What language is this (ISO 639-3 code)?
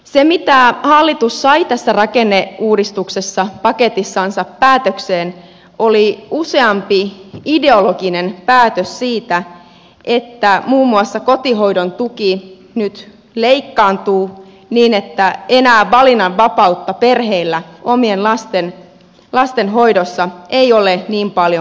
fin